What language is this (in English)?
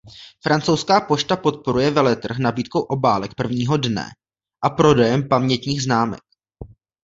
Czech